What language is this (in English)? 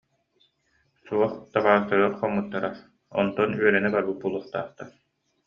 Yakut